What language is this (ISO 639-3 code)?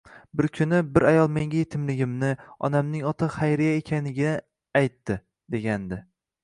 uzb